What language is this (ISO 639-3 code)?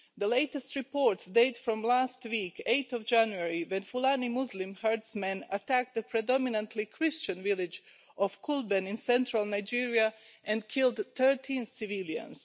eng